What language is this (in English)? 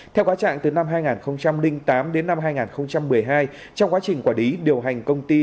Vietnamese